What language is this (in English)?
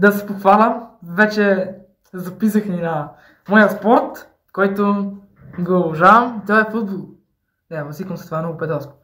Bulgarian